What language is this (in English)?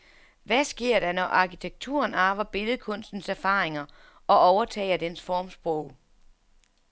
Danish